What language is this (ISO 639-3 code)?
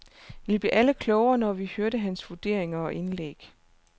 dan